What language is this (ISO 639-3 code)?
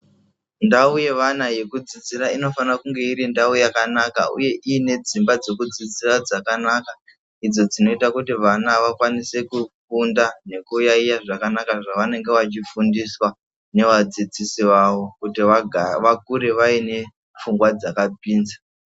ndc